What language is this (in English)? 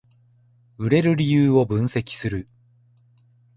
Japanese